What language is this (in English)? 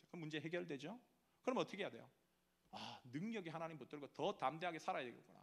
Korean